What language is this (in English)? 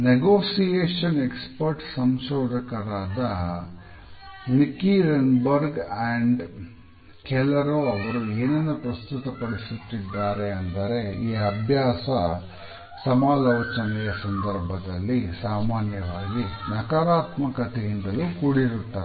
Kannada